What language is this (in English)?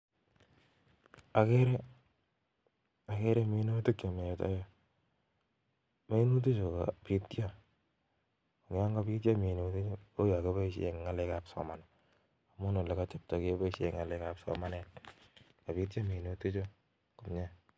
Kalenjin